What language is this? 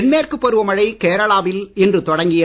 Tamil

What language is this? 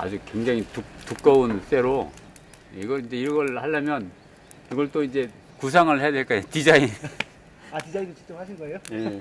Korean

